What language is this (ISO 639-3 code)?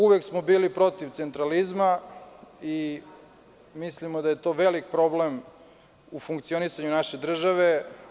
srp